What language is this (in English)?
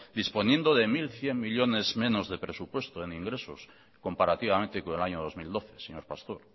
Spanish